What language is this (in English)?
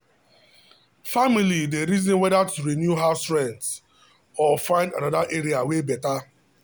Nigerian Pidgin